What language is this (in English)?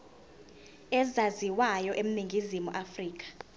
Zulu